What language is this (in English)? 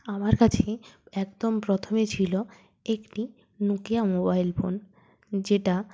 Bangla